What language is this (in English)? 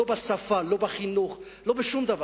Hebrew